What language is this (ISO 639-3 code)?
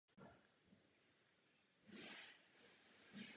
ces